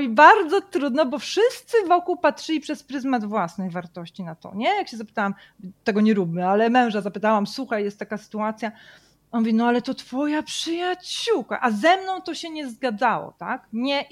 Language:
Polish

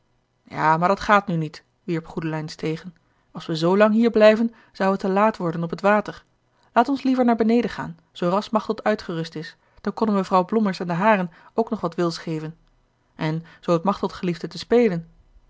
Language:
Dutch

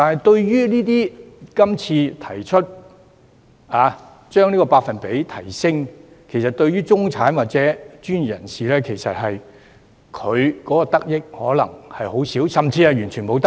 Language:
Cantonese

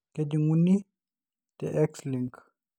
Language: Masai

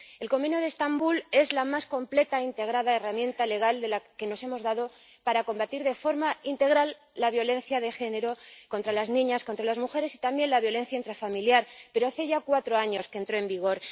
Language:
Spanish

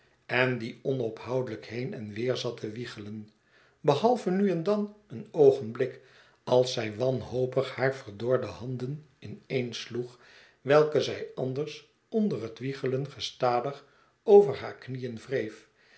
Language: Dutch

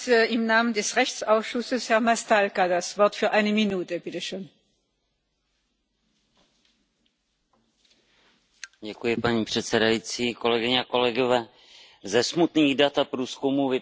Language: Czech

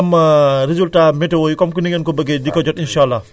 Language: Wolof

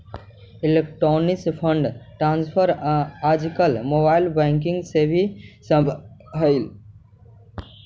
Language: Magahi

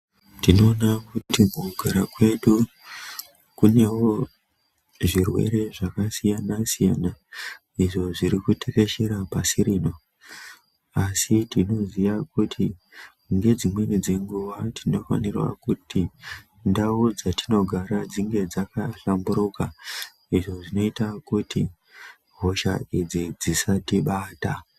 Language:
Ndau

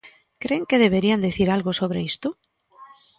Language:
Galician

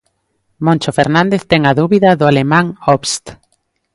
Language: Galician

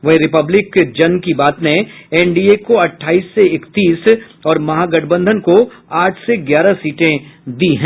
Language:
Hindi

